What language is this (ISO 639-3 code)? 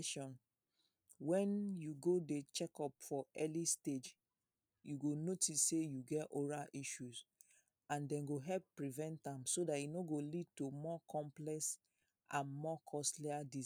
pcm